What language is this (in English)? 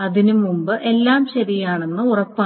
Malayalam